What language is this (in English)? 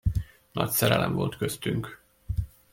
Hungarian